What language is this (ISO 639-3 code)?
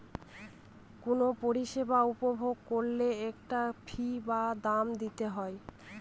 ben